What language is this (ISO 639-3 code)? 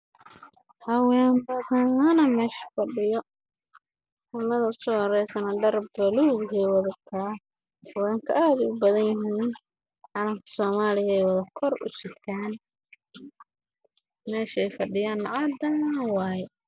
som